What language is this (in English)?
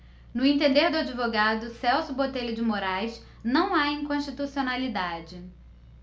Portuguese